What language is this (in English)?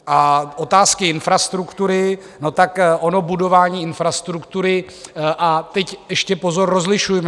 Czech